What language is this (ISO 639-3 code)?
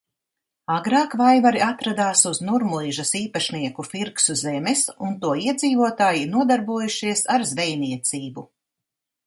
lav